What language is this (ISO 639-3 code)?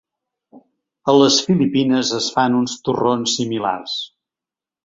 cat